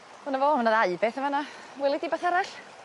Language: Welsh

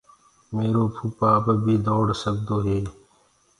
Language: Gurgula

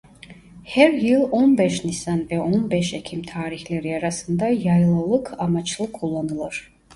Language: Turkish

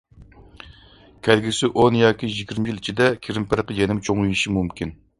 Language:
Uyghur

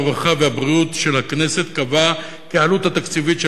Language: Hebrew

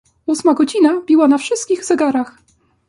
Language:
Polish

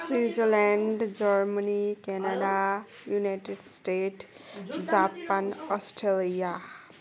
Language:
Nepali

